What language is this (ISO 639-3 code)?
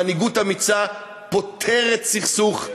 heb